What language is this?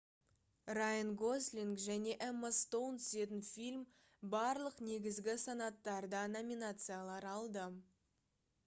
Kazakh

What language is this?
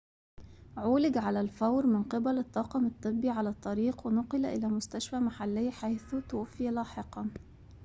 Arabic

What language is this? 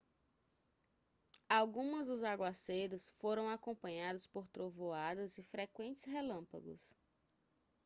Portuguese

